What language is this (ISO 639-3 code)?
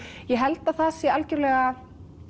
isl